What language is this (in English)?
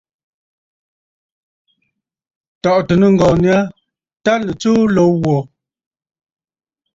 Bafut